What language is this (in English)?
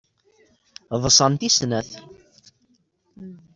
Kabyle